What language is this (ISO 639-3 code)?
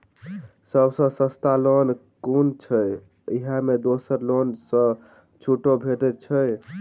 mai